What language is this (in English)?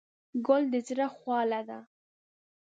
Pashto